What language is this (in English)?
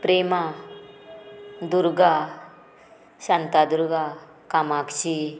Konkani